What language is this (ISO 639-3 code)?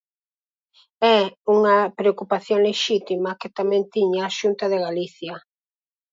glg